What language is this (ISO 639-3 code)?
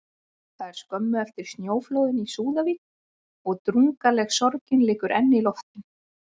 isl